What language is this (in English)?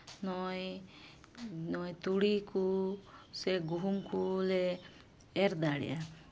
Santali